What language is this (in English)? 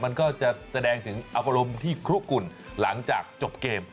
Thai